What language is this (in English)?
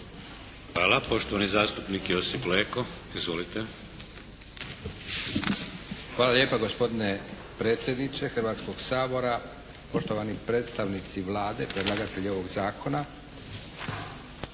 Croatian